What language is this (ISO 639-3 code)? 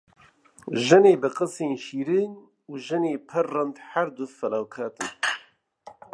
kur